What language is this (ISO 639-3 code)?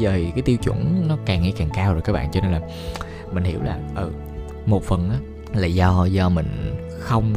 vie